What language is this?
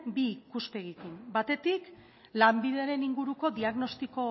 Basque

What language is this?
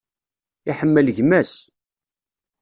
Kabyle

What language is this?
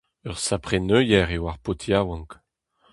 Breton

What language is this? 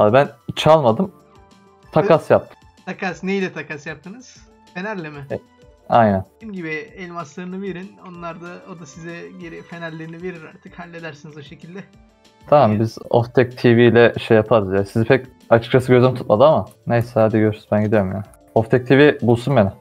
Turkish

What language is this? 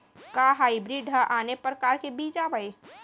Chhattisgarhi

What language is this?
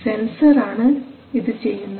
Malayalam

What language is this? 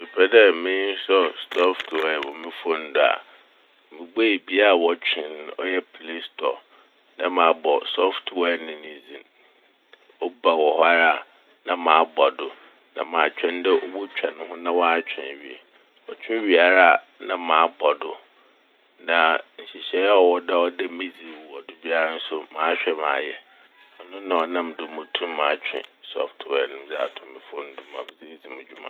Akan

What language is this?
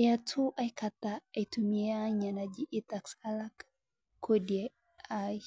Masai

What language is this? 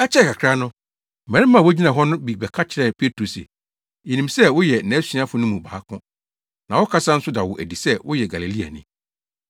Akan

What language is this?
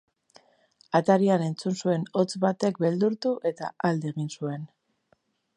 Basque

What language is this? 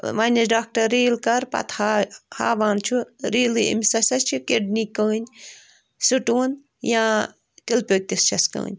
Kashmiri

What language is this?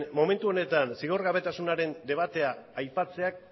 Basque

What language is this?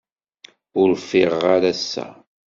Kabyle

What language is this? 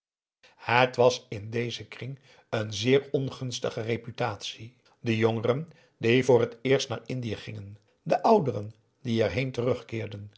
Dutch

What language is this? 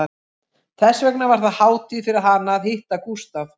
Icelandic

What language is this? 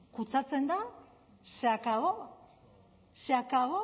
Spanish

